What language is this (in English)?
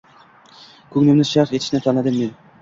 Uzbek